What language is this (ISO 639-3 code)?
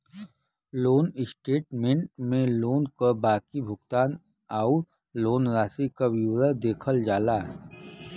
bho